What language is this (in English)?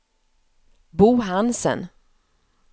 Swedish